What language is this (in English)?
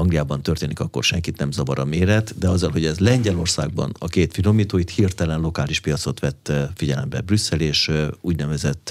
Hungarian